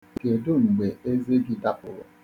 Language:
Igbo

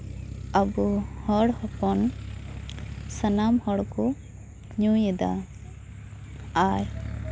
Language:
Santali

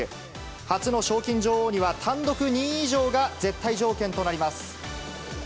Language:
Japanese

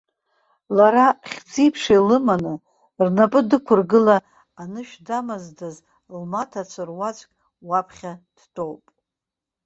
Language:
Abkhazian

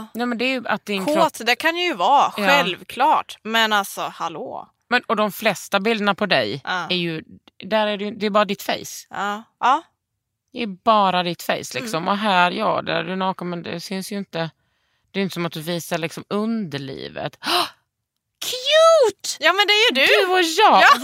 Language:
Swedish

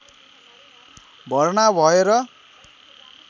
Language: Nepali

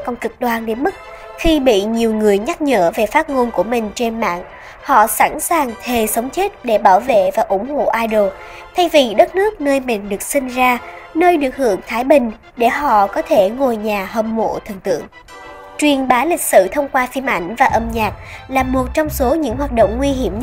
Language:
Vietnamese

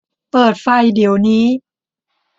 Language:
Thai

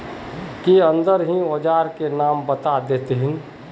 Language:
Magahi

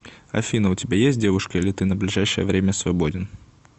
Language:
Russian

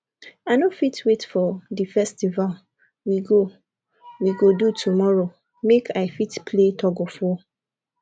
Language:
Nigerian Pidgin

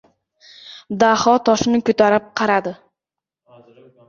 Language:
Uzbek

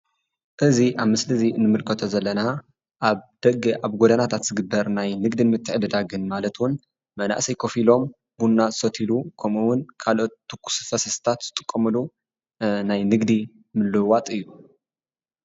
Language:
Tigrinya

